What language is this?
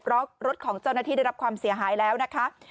Thai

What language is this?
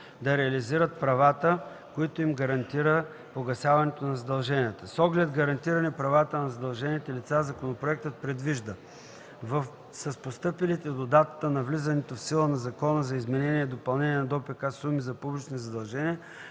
Bulgarian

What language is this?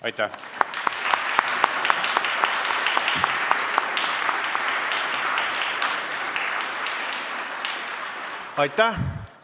Estonian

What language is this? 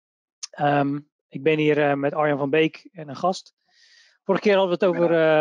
Dutch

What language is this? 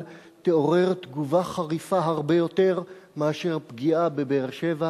Hebrew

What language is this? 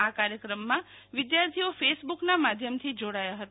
Gujarati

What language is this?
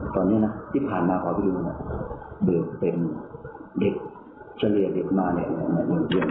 Thai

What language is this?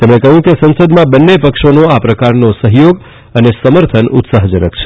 Gujarati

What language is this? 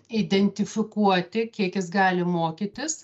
Lithuanian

